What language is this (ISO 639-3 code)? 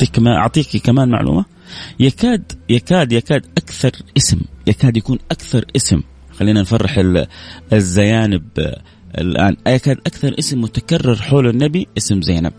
ara